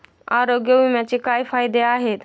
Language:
Marathi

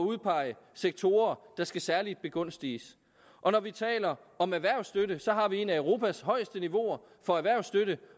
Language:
Danish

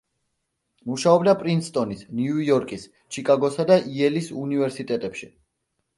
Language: Georgian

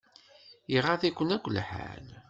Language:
Kabyle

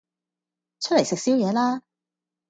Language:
Cantonese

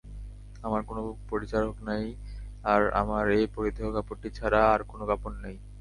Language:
Bangla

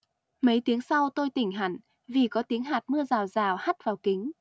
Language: Vietnamese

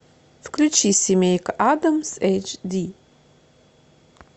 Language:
Russian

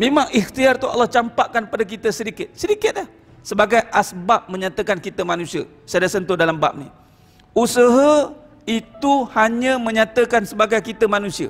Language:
Malay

